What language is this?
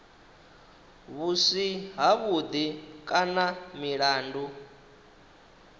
Venda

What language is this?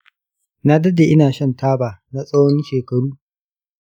Hausa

